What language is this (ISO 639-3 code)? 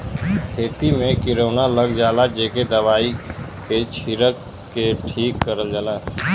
bho